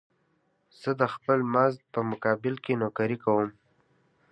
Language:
Pashto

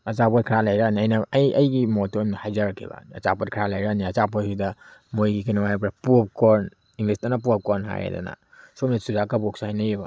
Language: Manipuri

